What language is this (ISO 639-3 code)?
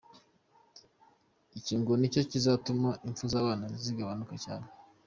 kin